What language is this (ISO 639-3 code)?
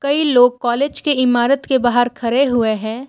hin